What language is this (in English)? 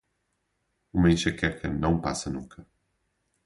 Portuguese